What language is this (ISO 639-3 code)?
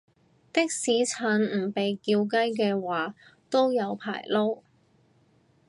yue